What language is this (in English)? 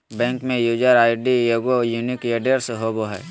Magahi